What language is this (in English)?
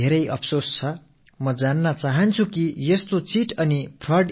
Tamil